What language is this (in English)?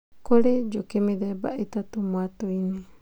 Kikuyu